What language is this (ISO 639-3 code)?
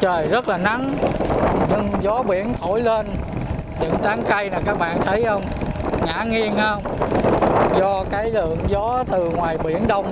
vie